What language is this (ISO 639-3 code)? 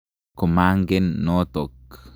kln